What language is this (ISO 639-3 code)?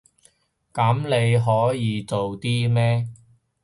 yue